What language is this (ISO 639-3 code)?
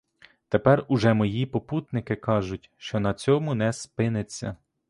ukr